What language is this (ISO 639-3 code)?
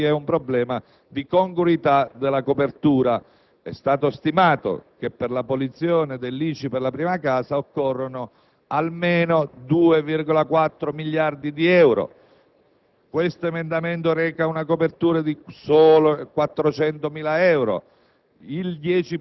ita